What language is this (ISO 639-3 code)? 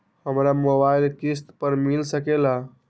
mag